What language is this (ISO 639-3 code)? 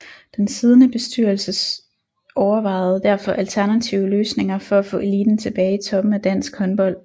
dan